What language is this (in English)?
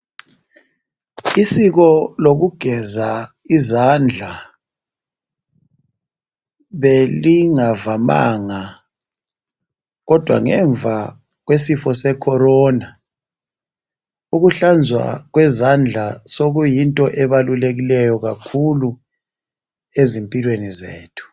North Ndebele